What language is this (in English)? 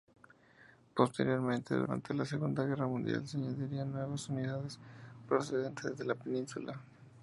Spanish